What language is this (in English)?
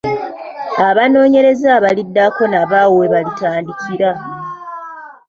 Ganda